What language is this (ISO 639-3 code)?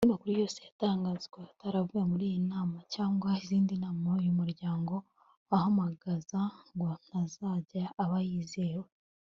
kin